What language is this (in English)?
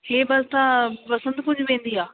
Sindhi